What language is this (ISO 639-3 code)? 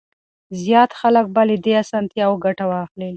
pus